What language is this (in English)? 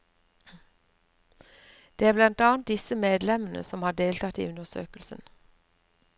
Norwegian